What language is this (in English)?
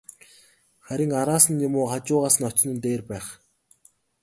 Mongolian